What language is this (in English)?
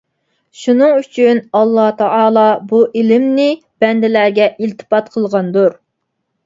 Uyghur